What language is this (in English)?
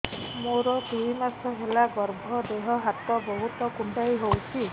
Odia